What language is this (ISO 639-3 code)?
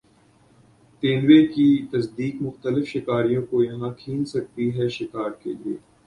urd